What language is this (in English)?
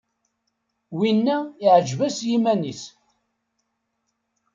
Kabyle